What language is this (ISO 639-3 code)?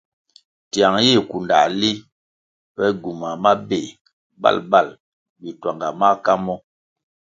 nmg